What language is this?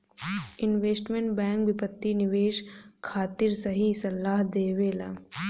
Bhojpuri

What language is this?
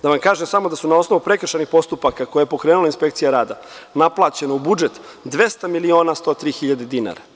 Serbian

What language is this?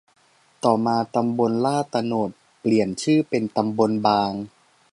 Thai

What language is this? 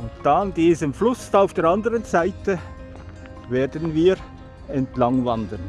German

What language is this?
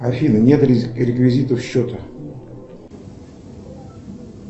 Russian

